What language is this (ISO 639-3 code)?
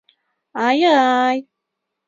chm